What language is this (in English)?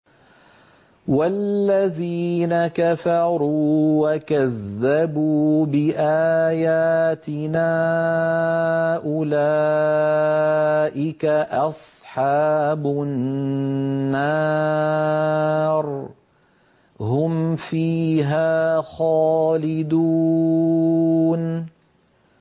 Arabic